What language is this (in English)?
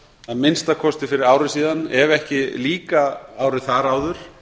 Icelandic